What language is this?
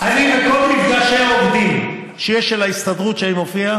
Hebrew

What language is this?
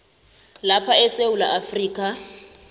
South Ndebele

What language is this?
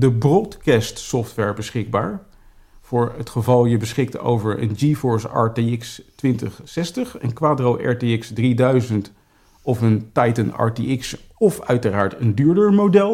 Dutch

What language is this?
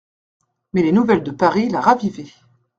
French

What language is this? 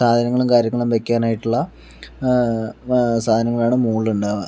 Malayalam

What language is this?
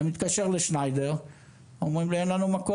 Hebrew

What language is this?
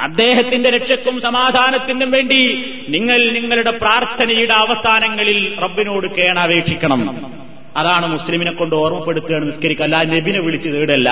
Malayalam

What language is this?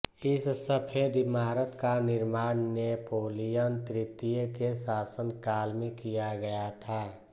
Hindi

